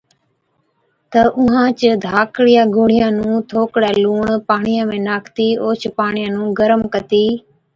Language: Od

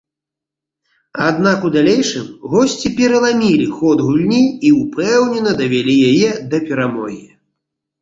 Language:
Belarusian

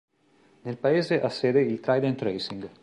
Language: Italian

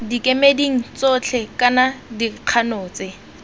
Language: Tswana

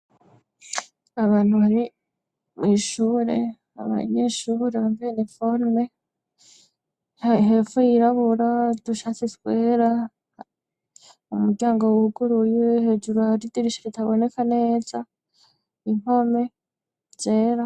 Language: Rundi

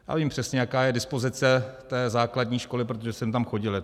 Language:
Czech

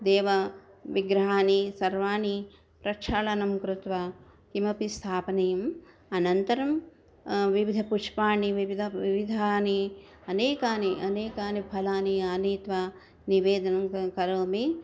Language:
Sanskrit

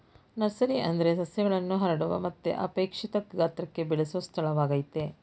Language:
Kannada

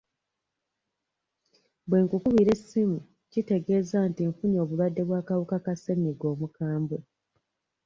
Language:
Ganda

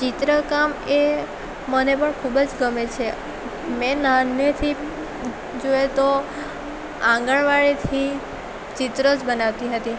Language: Gujarati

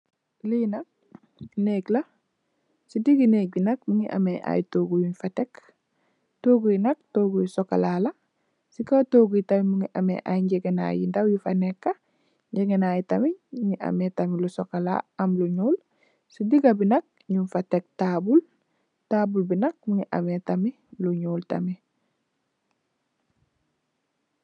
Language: Wolof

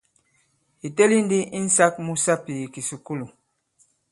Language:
Bankon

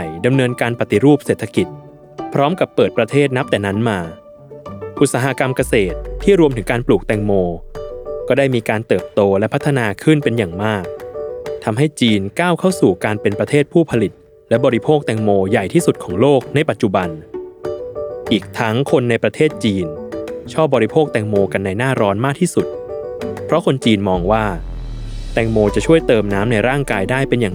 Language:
Thai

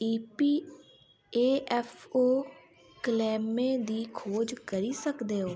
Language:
Dogri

